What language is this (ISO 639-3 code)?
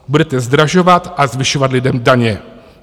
ces